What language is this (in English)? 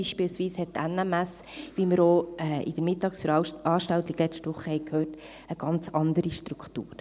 Swiss German